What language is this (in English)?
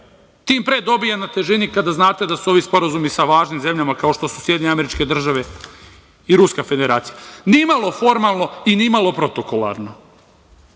Serbian